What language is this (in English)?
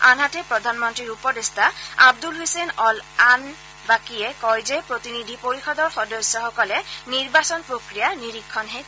Assamese